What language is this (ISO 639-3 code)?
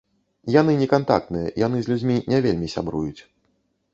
bel